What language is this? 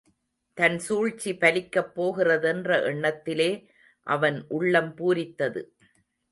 Tamil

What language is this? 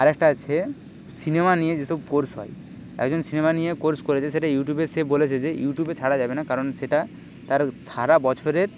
Bangla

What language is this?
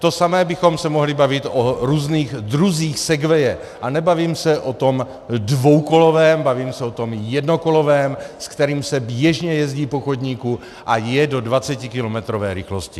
Czech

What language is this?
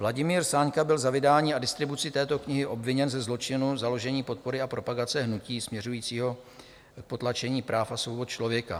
Czech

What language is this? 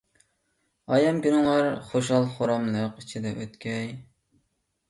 Uyghur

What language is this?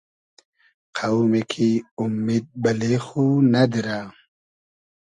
Hazaragi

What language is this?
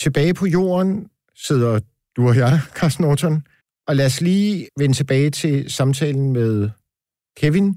Danish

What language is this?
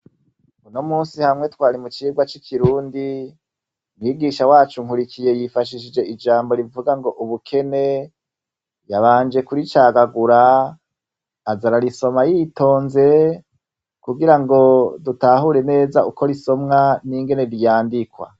Rundi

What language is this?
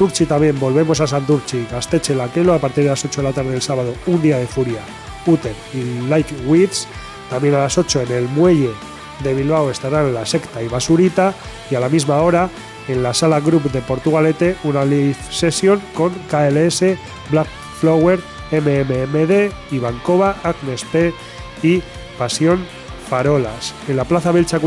Spanish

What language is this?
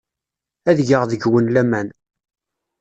Kabyle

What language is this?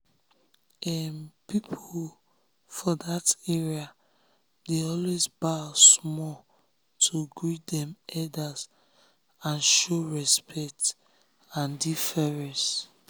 Nigerian Pidgin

